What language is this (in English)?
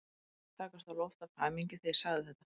Icelandic